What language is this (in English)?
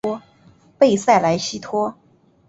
Chinese